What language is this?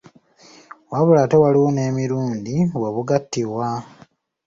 Ganda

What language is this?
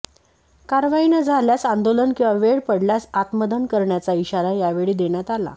Marathi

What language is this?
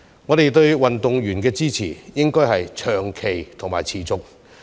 Cantonese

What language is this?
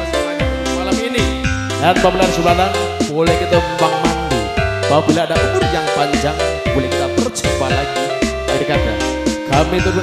Indonesian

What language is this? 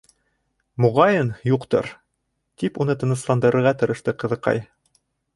Bashkir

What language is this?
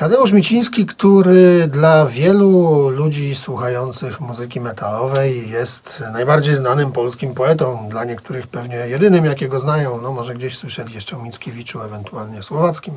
Polish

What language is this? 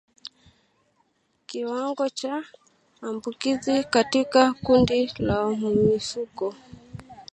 Swahili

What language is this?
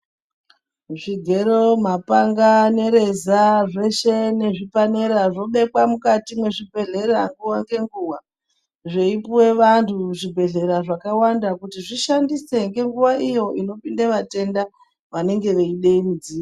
Ndau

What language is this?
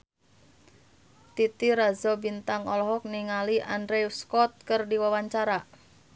Sundanese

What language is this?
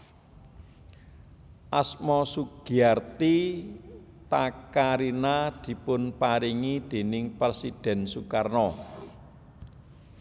Javanese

